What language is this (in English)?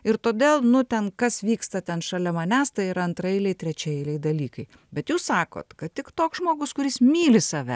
Lithuanian